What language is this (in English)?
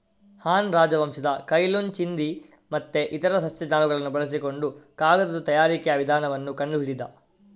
Kannada